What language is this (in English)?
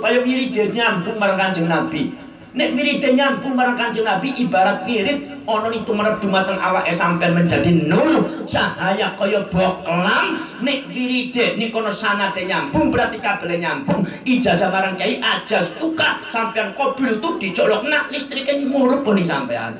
Indonesian